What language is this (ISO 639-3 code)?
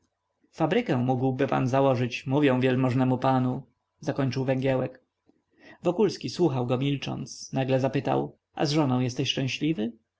pol